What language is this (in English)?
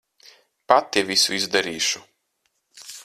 Latvian